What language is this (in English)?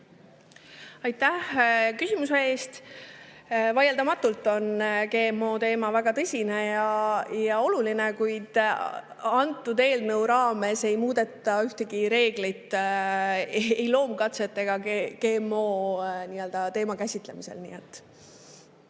Estonian